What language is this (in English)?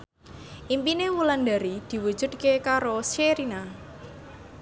Javanese